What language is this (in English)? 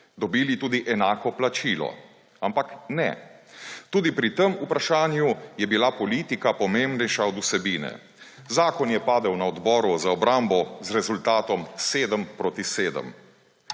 Slovenian